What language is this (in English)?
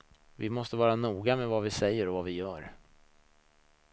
Swedish